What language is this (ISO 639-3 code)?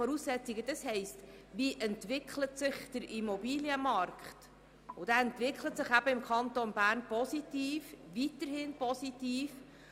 gsw